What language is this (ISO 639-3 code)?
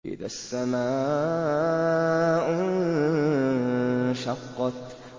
ara